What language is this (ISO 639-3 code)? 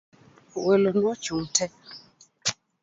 luo